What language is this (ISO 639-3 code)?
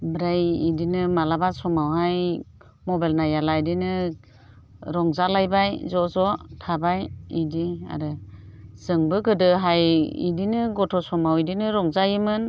brx